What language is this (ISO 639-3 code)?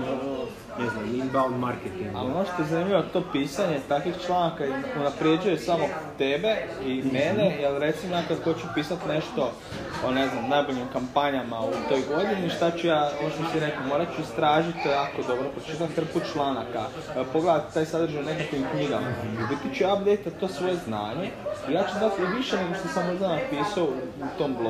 hrv